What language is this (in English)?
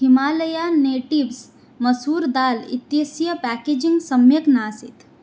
Sanskrit